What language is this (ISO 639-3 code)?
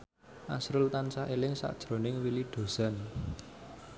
jav